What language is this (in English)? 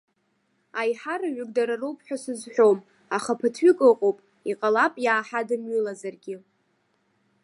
Abkhazian